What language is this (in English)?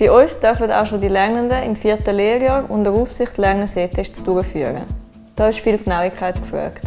German